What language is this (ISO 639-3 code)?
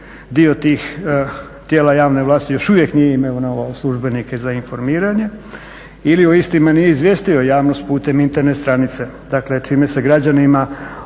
hrv